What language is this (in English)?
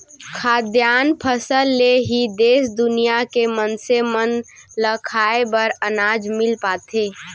Chhattisgarhi